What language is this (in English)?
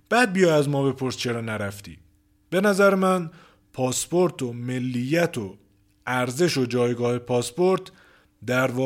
Persian